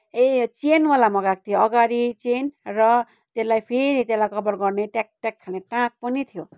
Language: Nepali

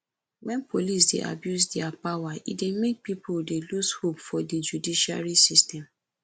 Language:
Nigerian Pidgin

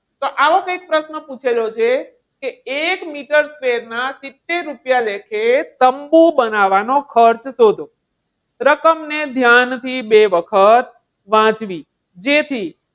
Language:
Gujarati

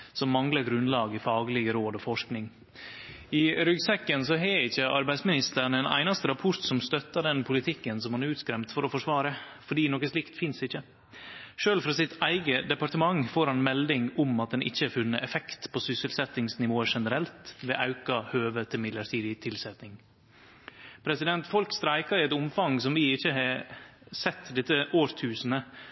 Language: Norwegian Nynorsk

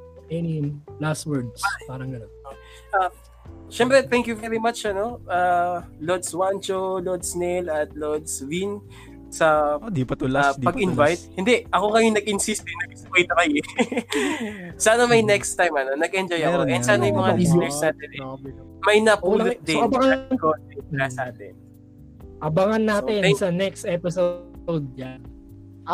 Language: Filipino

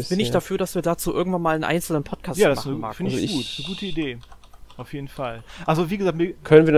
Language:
German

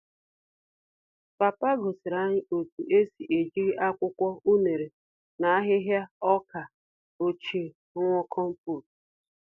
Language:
Igbo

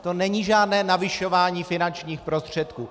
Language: Czech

